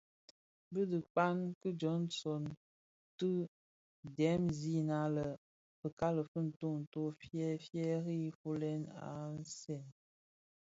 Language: Bafia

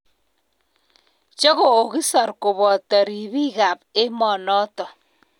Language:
Kalenjin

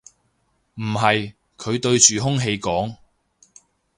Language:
Cantonese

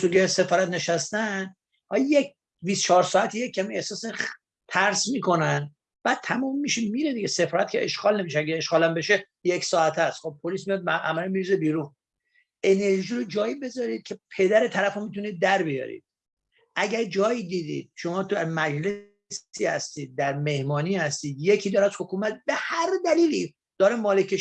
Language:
Persian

